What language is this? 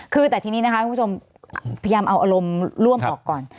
Thai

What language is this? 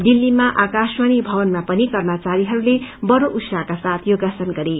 Nepali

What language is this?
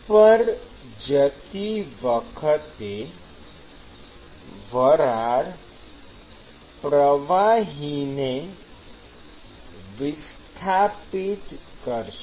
Gujarati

